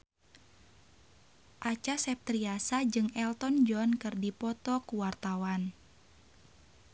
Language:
Sundanese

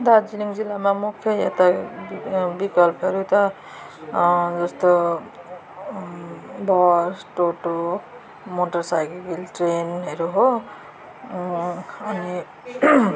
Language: Nepali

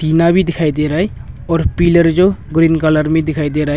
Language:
Hindi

